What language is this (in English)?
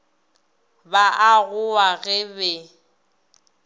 Northern Sotho